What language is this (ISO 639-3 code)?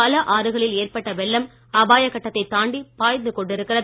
tam